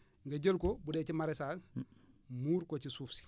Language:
Wolof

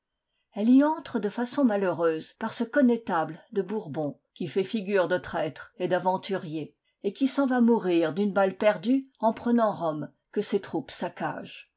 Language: French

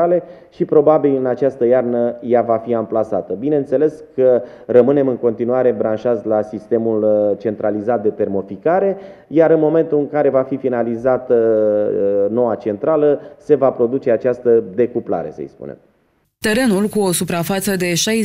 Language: Romanian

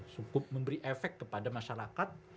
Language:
Indonesian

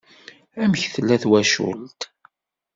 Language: Kabyle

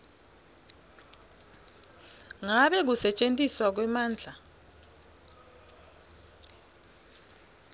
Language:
Swati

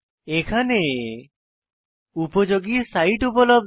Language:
Bangla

